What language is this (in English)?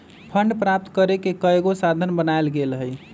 Magahi